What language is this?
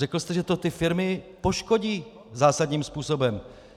Czech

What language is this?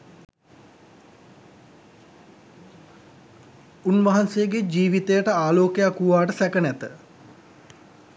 Sinhala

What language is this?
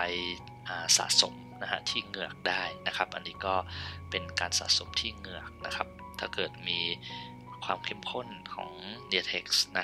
Thai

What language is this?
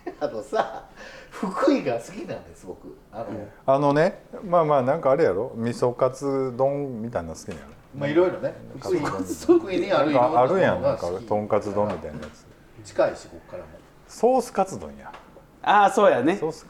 Japanese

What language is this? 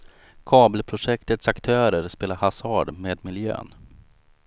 Swedish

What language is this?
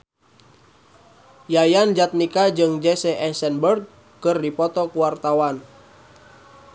Sundanese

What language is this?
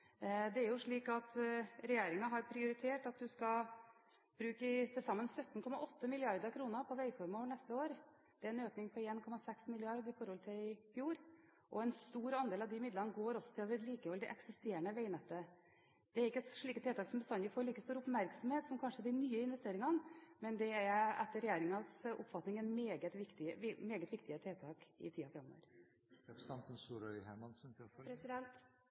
Norwegian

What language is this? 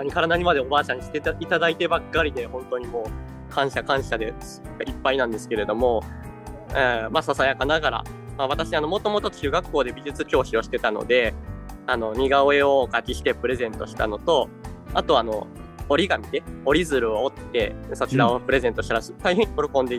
Japanese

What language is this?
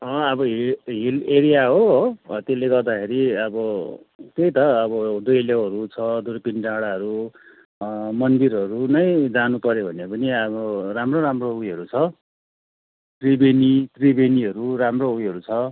Nepali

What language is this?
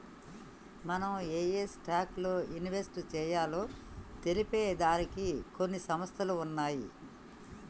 Telugu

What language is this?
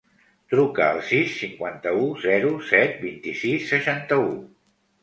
Catalan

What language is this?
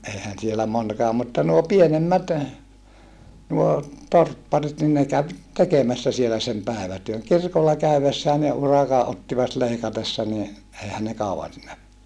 Finnish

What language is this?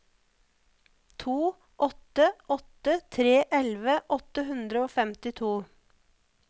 Norwegian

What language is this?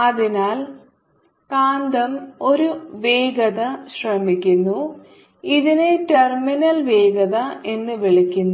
Malayalam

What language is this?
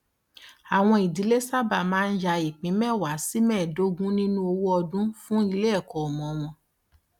Yoruba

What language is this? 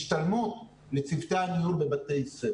Hebrew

